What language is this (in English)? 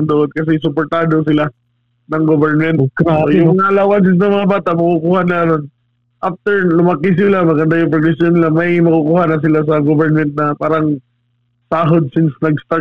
Filipino